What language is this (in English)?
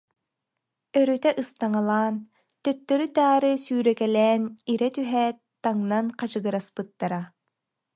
Yakut